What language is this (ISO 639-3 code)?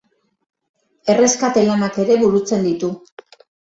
eus